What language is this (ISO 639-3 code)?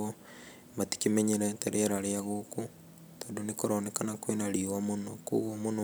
kik